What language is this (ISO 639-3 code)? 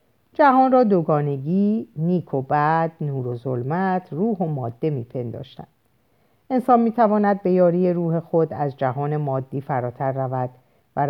fas